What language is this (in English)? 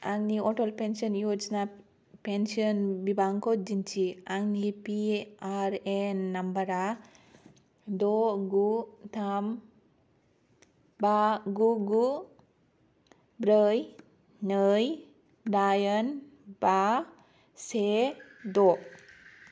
Bodo